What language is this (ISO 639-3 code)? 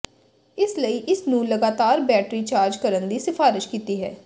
pan